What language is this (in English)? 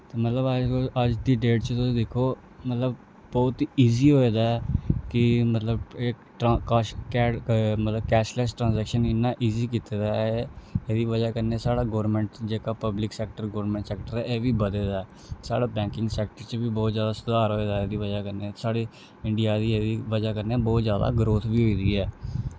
Dogri